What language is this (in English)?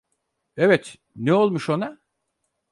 Turkish